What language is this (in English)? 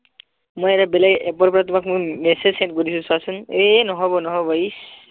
Assamese